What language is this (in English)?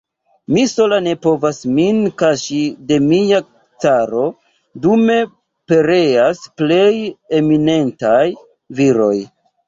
Esperanto